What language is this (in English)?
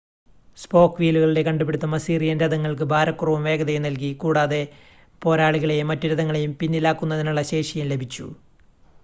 Malayalam